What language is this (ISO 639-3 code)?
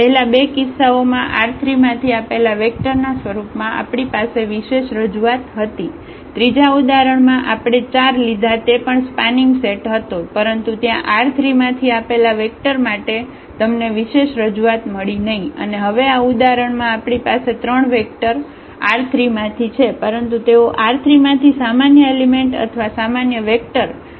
guj